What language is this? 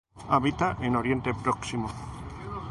Spanish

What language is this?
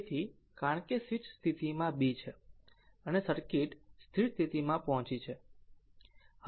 Gujarati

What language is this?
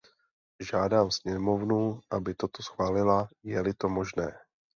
Czech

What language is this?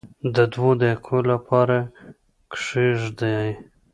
Pashto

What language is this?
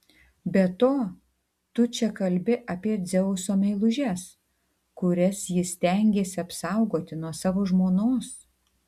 Lithuanian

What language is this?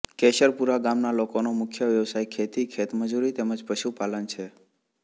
Gujarati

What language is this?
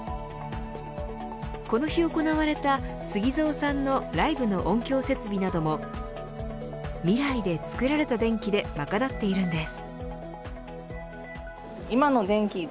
Japanese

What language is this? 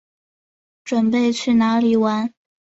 Chinese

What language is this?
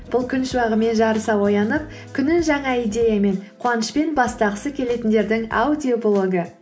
Kazakh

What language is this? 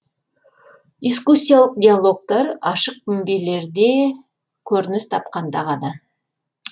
Kazakh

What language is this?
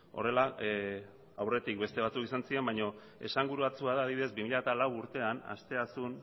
Basque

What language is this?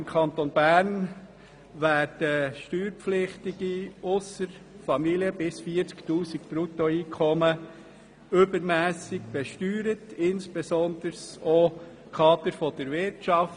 Swiss German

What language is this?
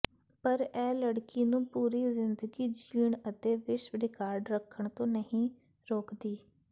Punjabi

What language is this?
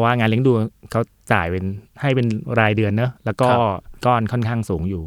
Thai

